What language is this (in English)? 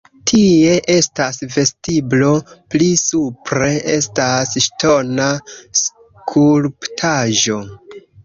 Esperanto